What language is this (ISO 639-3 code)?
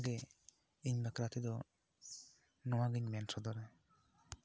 sat